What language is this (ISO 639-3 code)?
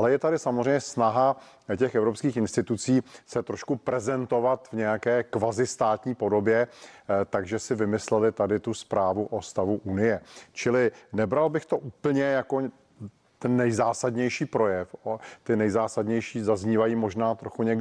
ces